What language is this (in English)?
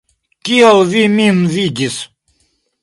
Esperanto